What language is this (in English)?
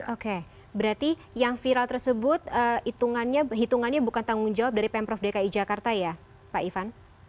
Indonesian